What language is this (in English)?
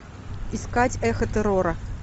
Russian